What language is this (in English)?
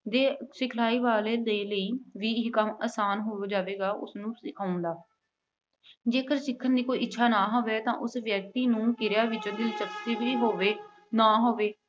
Punjabi